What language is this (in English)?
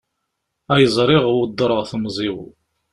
Kabyle